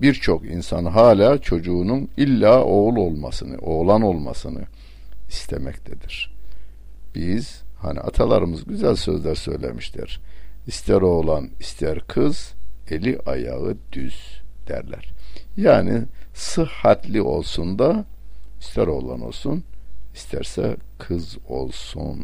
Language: Turkish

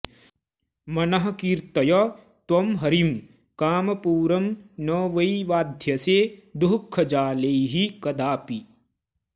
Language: Sanskrit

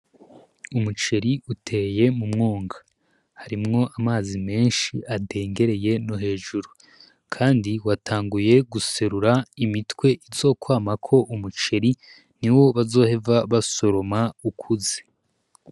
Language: Rundi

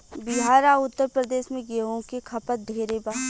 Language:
Bhojpuri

